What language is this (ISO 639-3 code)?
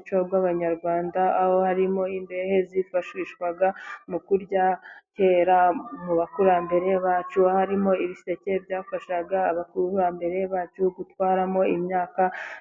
kin